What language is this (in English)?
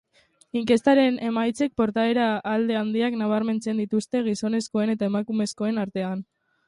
Basque